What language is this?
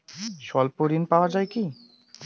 Bangla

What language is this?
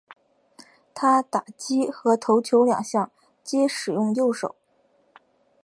Chinese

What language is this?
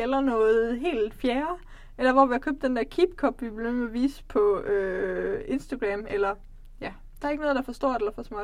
Danish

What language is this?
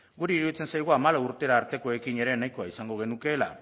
Basque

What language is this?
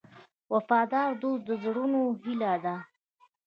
Pashto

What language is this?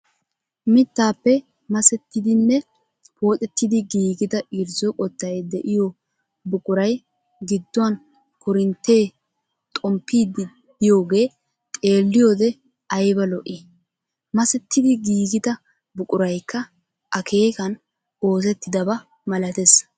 Wolaytta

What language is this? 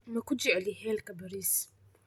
Somali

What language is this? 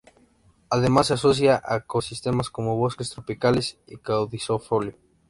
Spanish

